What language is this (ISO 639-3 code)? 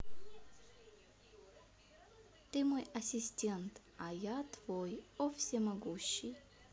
rus